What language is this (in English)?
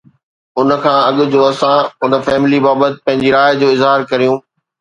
Sindhi